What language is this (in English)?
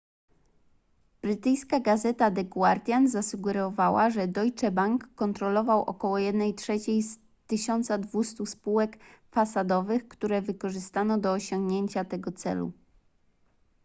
Polish